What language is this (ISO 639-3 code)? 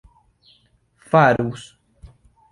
epo